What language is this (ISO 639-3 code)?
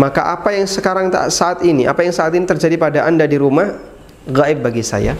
ind